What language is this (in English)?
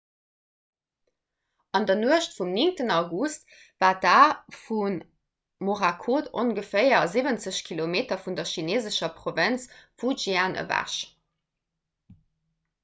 Luxembourgish